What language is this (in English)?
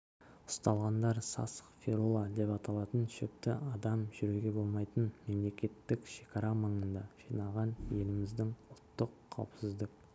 Kazakh